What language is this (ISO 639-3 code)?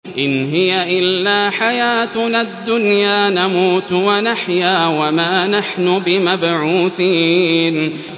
ara